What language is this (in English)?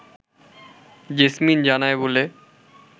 Bangla